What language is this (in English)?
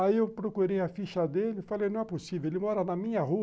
Portuguese